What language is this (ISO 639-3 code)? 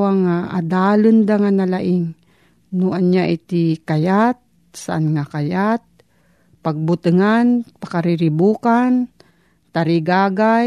fil